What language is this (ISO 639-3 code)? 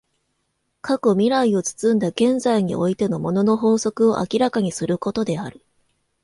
jpn